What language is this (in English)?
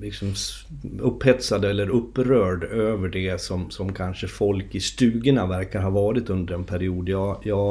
Swedish